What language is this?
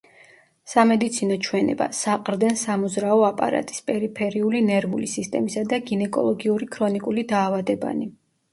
Georgian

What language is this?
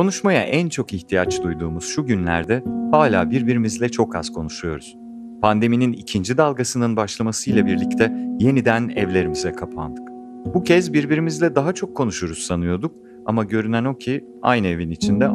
Turkish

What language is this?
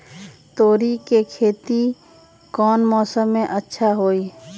Magahi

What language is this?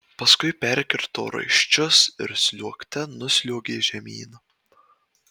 Lithuanian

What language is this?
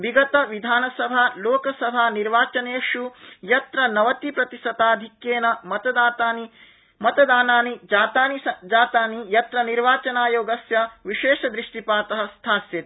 Sanskrit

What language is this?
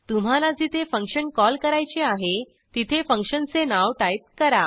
Marathi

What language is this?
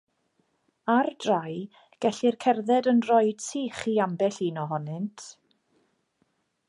Welsh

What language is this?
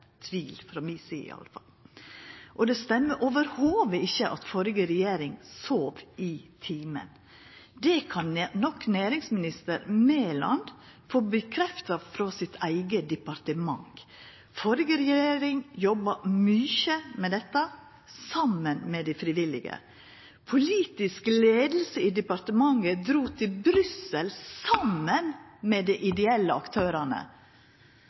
Norwegian Nynorsk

